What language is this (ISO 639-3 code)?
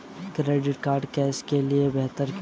hin